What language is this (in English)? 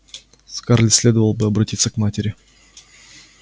Russian